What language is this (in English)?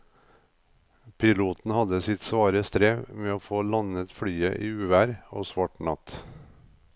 Norwegian